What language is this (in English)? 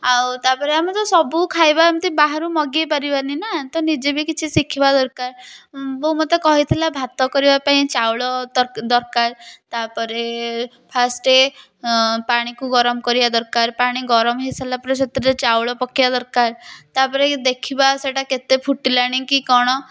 Odia